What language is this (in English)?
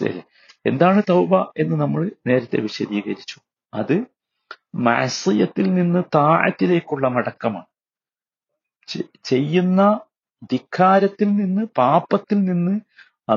Malayalam